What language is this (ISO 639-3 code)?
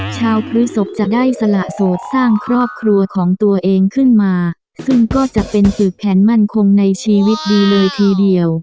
tha